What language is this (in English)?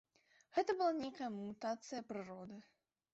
Belarusian